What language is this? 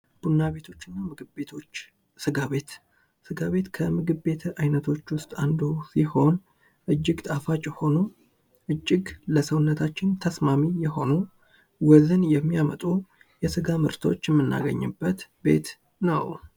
Amharic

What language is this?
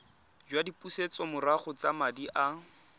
Tswana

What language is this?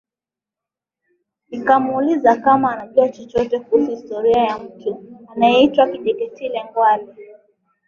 Swahili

